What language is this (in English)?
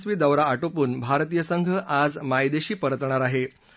Marathi